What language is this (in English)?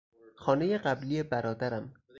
Persian